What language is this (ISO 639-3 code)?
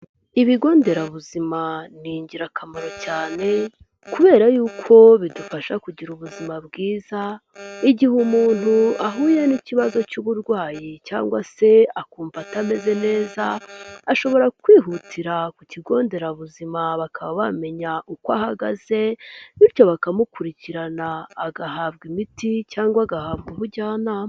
kin